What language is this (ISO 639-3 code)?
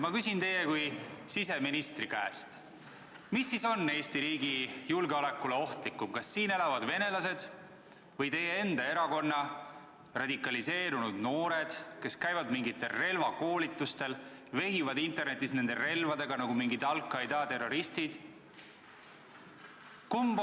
est